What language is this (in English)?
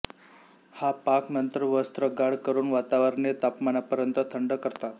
Marathi